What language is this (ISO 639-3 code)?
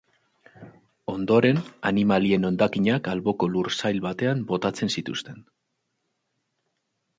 eus